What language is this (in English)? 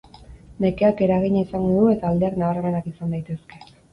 Basque